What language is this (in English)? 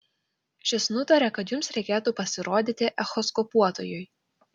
Lithuanian